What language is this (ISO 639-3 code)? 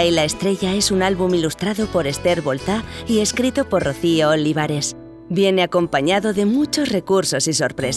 spa